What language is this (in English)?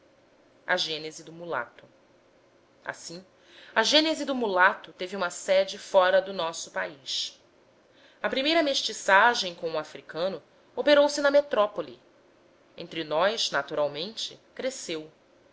Portuguese